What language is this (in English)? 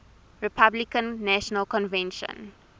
English